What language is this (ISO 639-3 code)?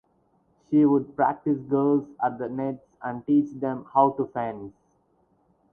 eng